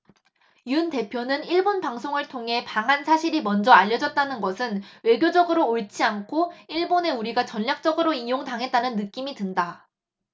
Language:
Korean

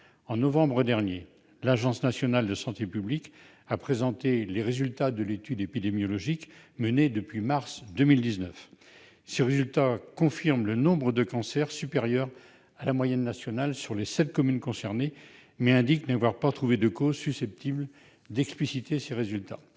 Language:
French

